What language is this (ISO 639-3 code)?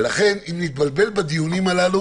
heb